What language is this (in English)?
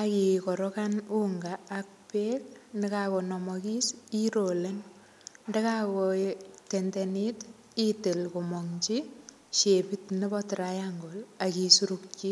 Kalenjin